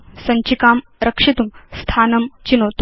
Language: Sanskrit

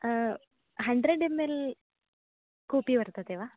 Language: Sanskrit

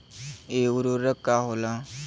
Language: Bhojpuri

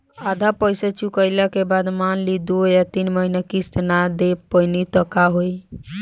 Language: Bhojpuri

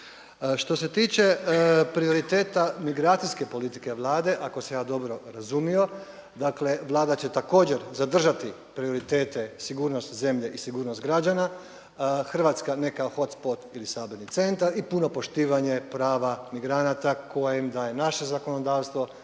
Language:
Croatian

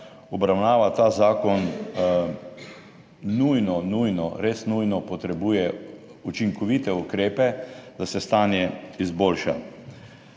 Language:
Slovenian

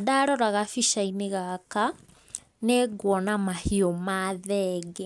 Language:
Kikuyu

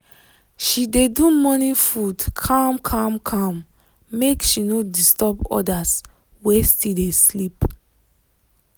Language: Nigerian Pidgin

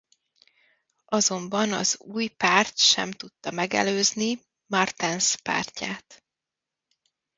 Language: Hungarian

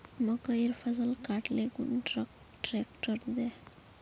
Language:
Magahi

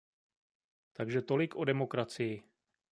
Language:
Czech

